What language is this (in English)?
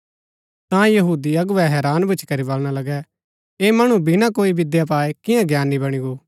Gaddi